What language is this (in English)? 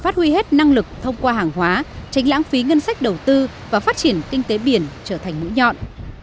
Vietnamese